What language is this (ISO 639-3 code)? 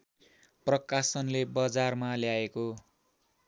nep